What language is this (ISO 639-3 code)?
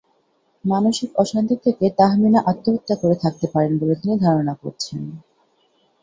ben